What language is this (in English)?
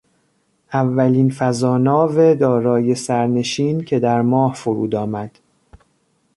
Persian